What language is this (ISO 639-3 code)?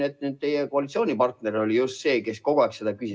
est